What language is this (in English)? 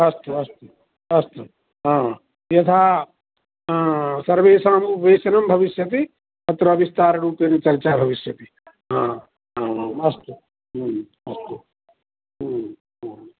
Sanskrit